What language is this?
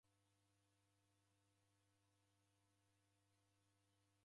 Taita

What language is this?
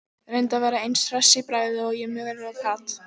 Icelandic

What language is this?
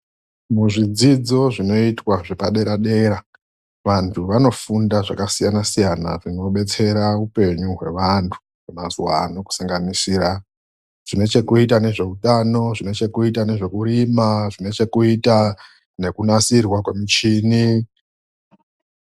Ndau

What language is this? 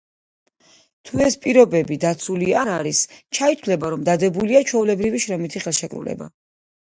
Georgian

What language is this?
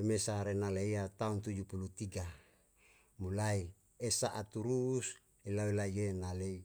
Yalahatan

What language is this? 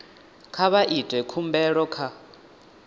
Venda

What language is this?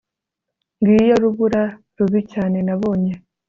Kinyarwanda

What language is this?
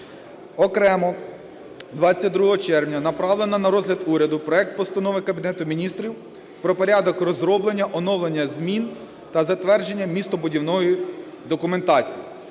Ukrainian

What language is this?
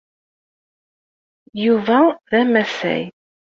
Kabyle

